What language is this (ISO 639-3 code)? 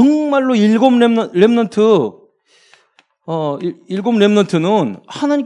kor